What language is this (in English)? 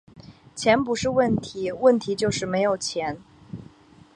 Chinese